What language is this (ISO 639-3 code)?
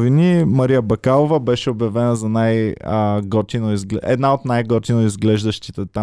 bul